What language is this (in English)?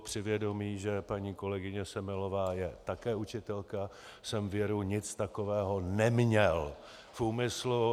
Czech